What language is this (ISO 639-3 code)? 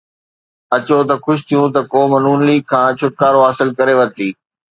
snd